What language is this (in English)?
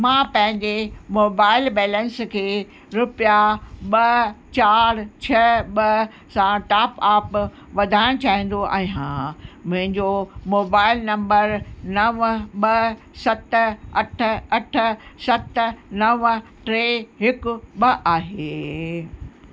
Sindhi